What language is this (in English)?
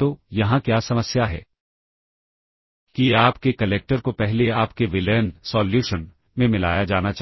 Hindi